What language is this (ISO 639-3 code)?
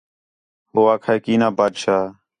xhe